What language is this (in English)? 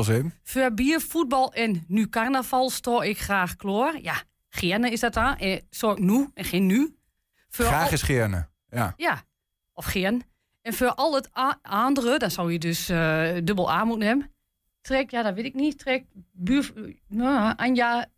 Dutch